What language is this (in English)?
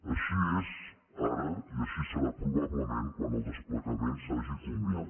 Catalan